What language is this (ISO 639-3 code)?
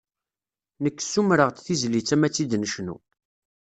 kab